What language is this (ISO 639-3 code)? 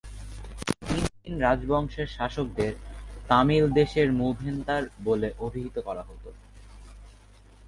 ben